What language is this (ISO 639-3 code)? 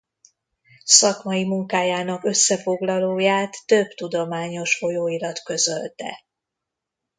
hun